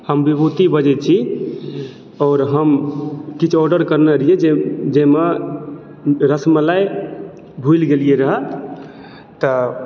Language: Maithili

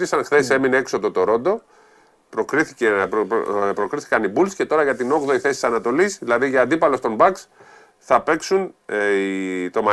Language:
Greek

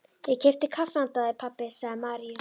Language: Icelandic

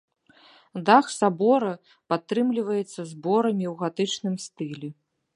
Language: Belarusian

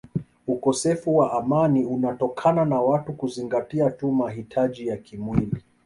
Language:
Swahili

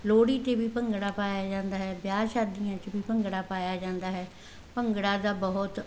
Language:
Punjabi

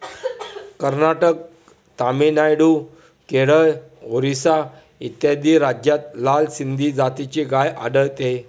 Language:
Marathi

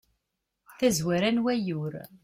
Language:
Kabyle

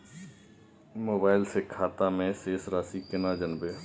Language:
Maithili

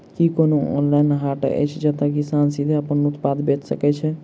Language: Maithili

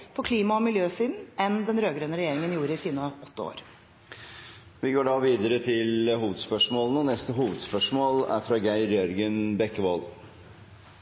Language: Norwegian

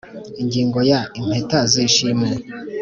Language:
Kinyarwanda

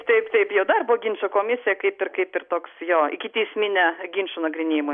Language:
Lithuanian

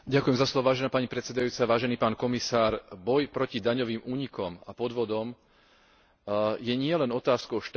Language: Slovak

